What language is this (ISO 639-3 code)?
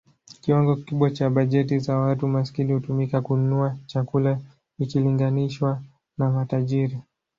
swa